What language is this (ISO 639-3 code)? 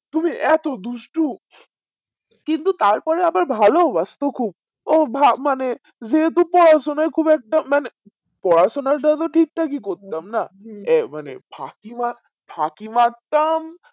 ben